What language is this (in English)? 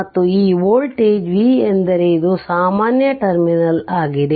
Kannada